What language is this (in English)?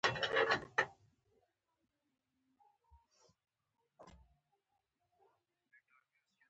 Pashto